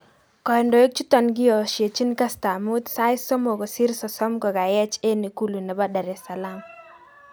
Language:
Kalenjin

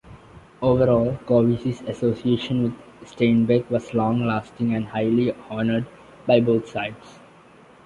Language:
English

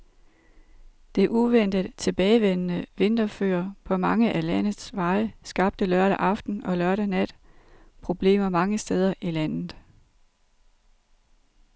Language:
Danish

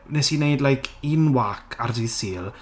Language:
Welsh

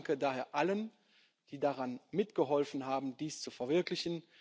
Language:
German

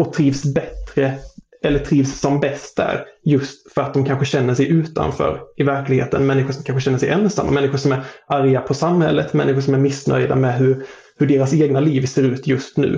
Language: Swedish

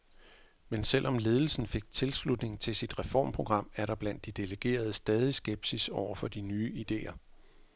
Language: Danish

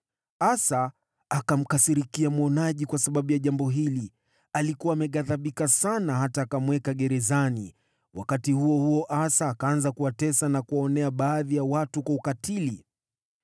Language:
Swahili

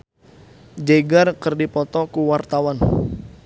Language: Sundanese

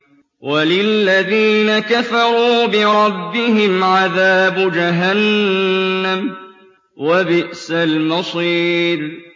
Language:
Arabic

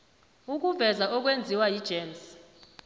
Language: South Ndebele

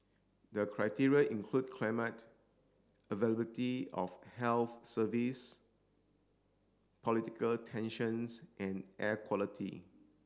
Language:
English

